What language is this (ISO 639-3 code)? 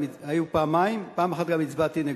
heb